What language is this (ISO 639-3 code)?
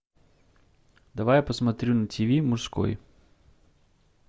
rus